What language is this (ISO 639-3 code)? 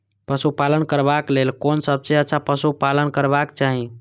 mai